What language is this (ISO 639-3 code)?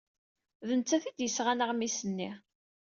kab